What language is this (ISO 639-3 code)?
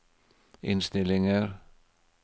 nor